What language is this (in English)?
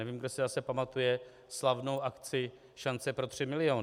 Czech